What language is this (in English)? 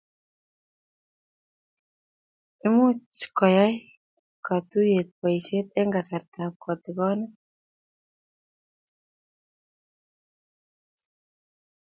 Kalenjin